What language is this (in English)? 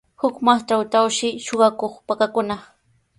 Sihuas Ancash Quechua